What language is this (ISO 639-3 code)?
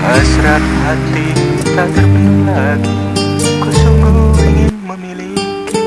ind